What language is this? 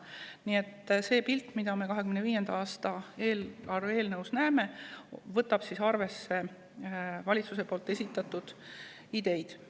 Estonian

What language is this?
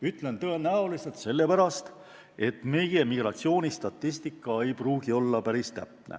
Estonian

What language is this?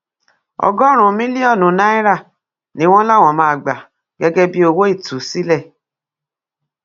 Yoruba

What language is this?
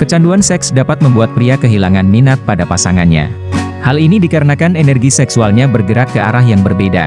Indonesian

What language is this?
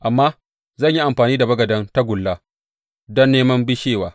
Hausa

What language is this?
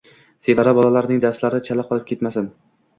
Uzbek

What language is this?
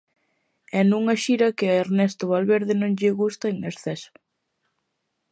Galician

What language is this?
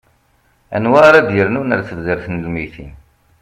Kabyle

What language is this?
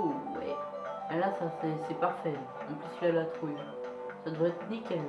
French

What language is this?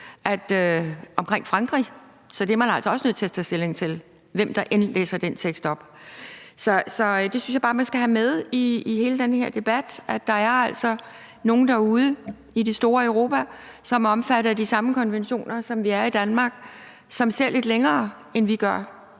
Danish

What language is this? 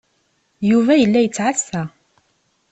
Kabyle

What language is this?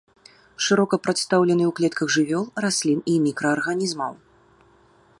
Belarusian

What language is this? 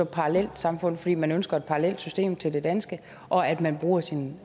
Danish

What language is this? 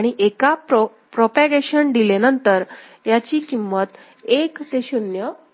Marathi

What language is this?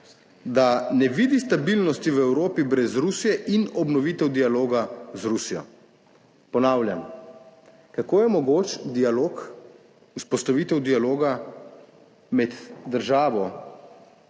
Slovenian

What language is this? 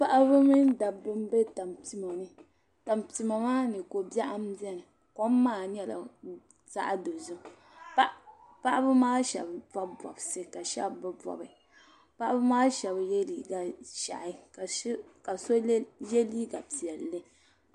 Dagbani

